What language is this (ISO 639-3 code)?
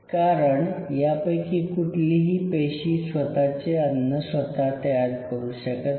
mar